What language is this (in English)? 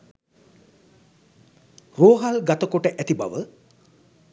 Sinhala